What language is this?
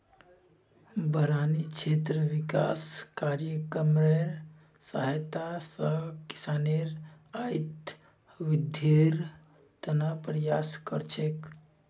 Magahi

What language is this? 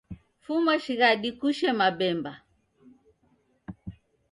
Taita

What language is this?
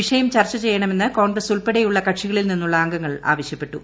Malayalam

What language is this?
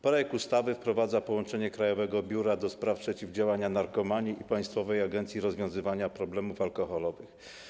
Polish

